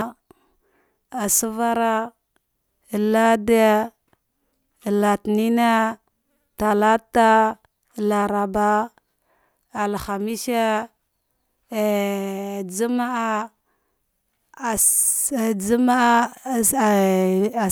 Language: Dghwede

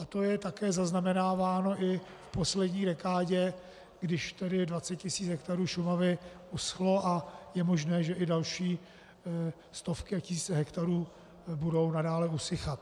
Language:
Czech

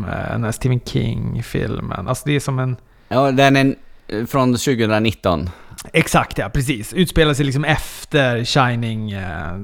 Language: Swedish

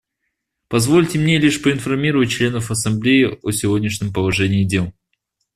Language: Russian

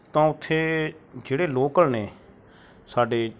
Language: Punjabi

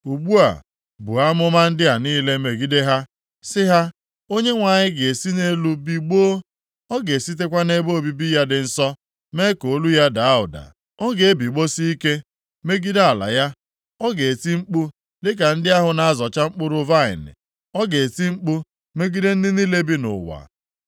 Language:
Igbo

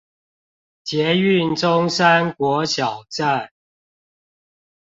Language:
Chinese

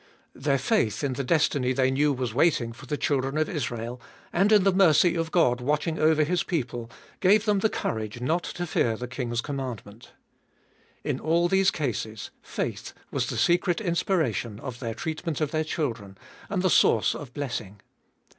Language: English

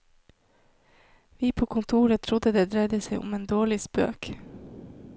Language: Norwegian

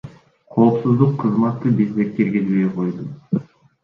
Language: Kyrgyz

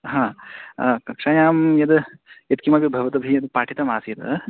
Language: Sanskrit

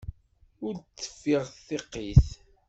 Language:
Kabyle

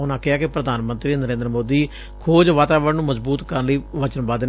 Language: Punjabi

